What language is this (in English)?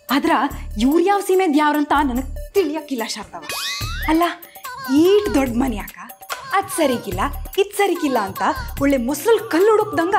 Kannada